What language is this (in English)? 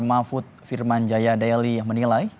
Indonesian